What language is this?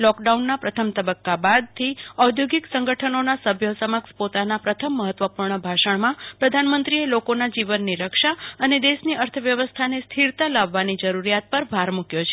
Gujarati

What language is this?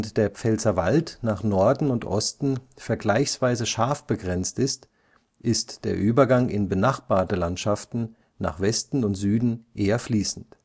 German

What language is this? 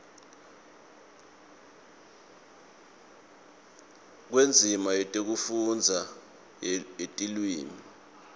Swati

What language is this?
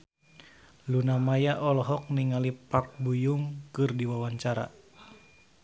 Sundanese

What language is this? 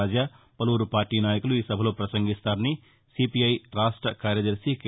Telugu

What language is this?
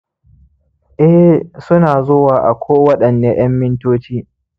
Hausa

